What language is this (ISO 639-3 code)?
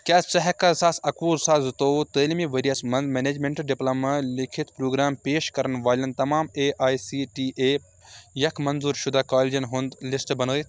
kas